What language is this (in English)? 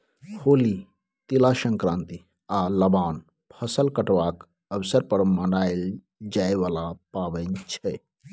Maithili